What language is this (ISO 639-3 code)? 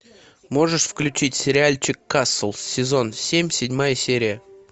rus